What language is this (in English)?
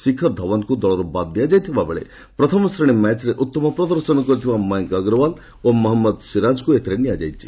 Odia